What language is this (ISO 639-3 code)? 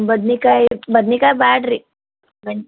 kan